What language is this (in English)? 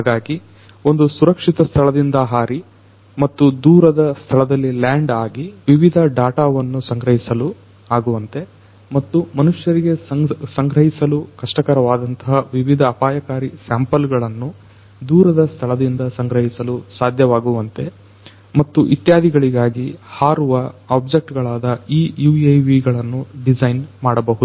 Kannada